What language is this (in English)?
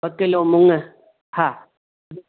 Sindhi